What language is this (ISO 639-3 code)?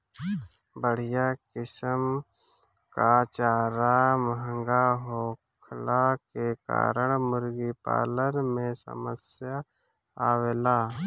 bho